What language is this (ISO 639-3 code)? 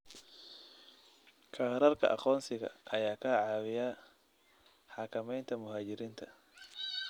som